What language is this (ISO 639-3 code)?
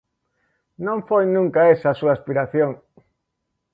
glg